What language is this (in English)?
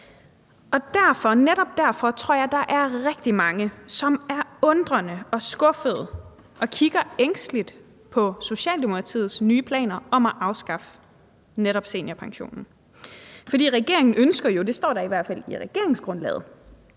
Danish